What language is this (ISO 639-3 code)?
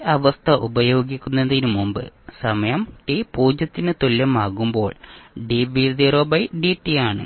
mal